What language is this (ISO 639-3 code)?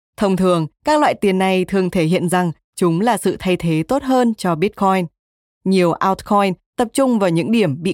vie